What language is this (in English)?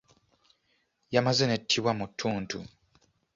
Ganda